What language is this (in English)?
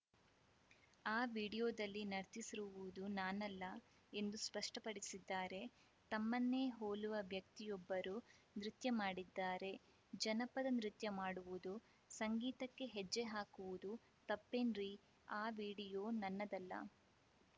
Kannada